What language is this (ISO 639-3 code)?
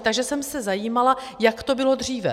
ces